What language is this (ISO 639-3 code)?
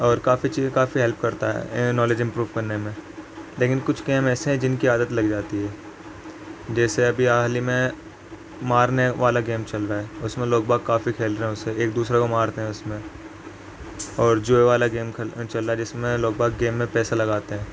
urd